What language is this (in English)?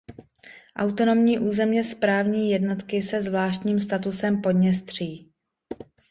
Czech